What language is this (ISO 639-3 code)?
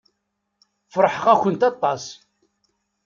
kab